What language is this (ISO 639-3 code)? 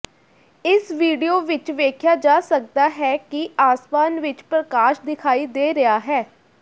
pan